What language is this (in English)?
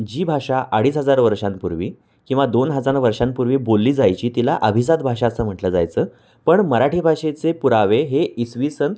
Marathi